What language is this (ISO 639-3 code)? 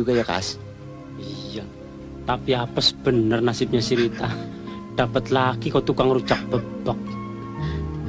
ind